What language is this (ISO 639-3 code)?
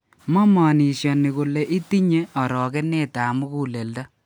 kln